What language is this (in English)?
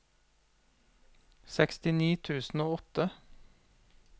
Norwegian